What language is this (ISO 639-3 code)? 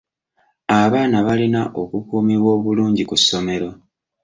lug